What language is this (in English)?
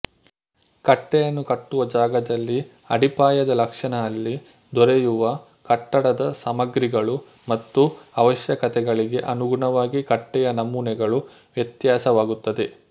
Kannada